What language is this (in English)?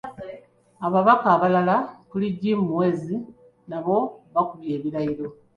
Ganda